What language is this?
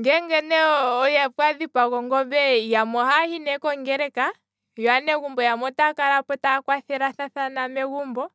Kwambi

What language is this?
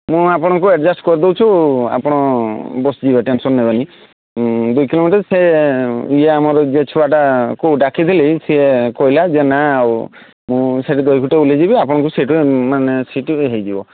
Odia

